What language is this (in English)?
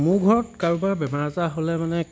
Assamese